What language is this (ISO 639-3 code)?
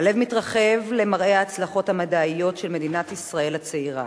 heb